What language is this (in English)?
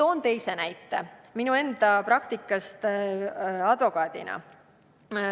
Estonian